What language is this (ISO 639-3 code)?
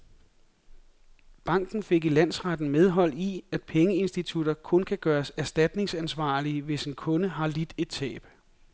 dan